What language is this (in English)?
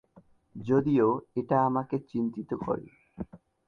Bangla